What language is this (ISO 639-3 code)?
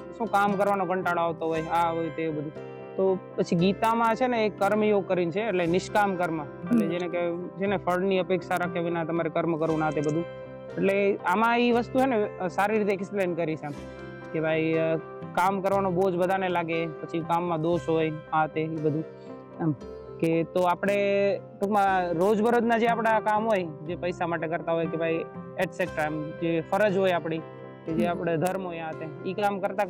guj